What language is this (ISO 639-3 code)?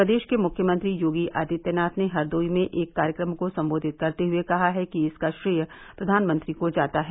hin